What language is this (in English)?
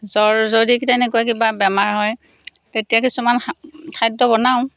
Assamese